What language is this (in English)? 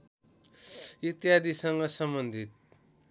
Nepali